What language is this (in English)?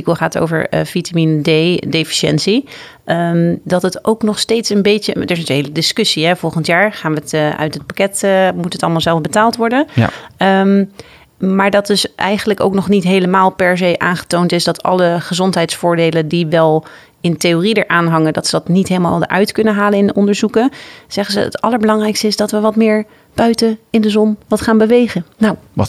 Dutch